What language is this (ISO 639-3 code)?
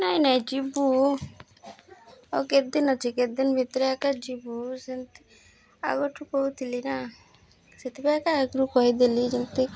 ori